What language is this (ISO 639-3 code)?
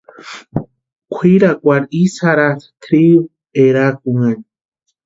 pua